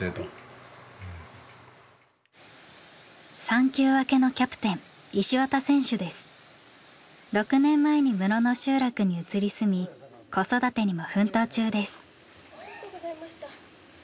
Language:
Japanese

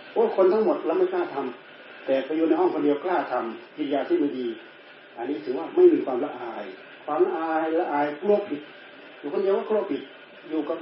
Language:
Thai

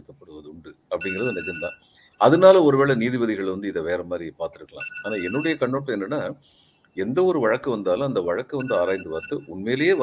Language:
Tamil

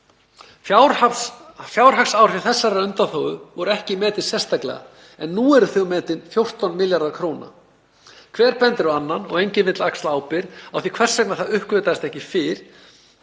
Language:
Icelandic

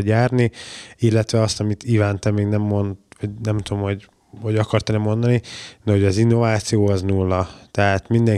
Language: Hungarian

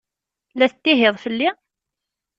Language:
Kabyle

